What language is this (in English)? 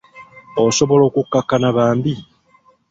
Ganda